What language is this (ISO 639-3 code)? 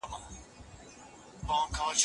pus